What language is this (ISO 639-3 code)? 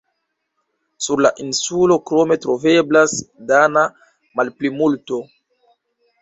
epo